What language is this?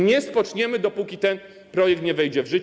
Polish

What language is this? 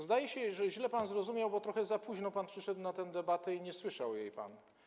Polish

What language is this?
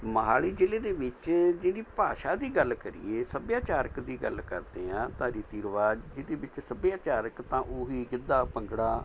Punjabi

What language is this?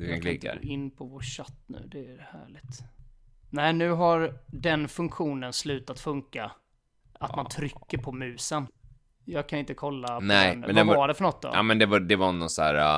Swedish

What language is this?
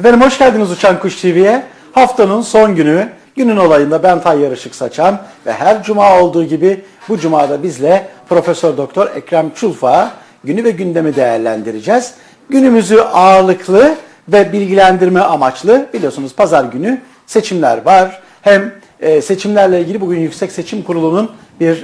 Turkish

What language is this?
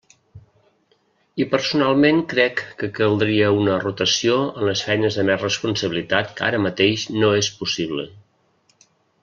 Catalan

